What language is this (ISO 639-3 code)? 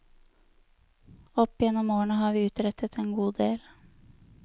nor